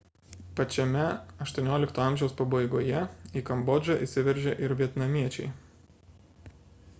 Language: Lithuanian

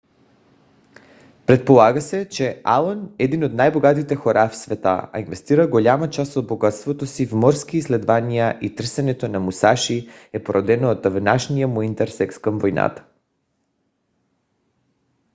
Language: Bulgarian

